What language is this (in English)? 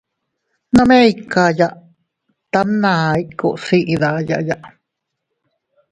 Teutila Cuicatec